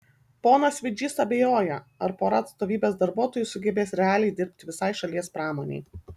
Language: Lithuanian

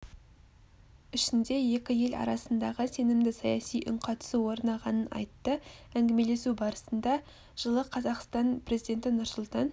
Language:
Kazakh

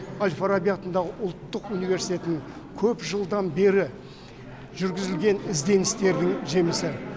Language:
Kazakh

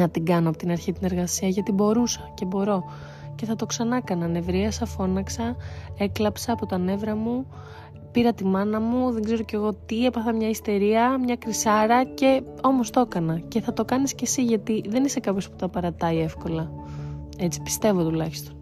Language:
Greek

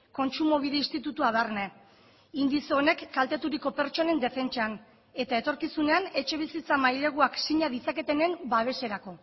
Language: Basque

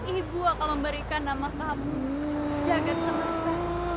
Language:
Indonesian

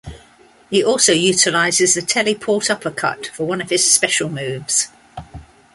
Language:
English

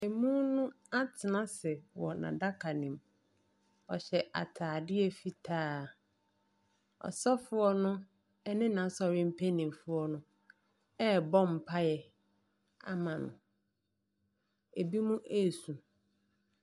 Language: Akan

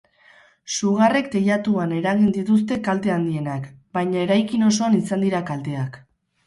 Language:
Basque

